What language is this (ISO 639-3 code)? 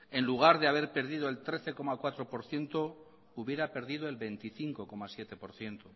spa